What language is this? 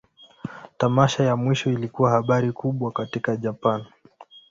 Swahili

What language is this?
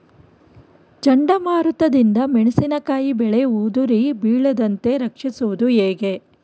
Kannada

